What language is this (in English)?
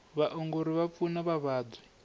Tsonga